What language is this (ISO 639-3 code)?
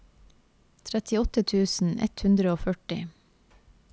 nor